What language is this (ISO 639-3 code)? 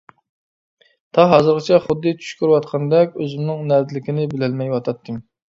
uig